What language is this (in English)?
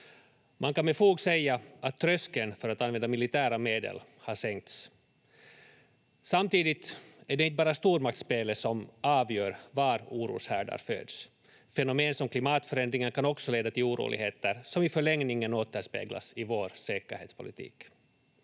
Finnish